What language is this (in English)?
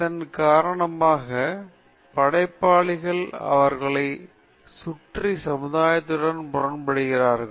Tamil